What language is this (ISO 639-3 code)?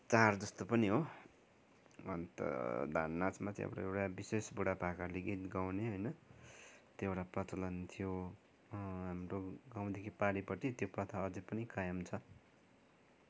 nep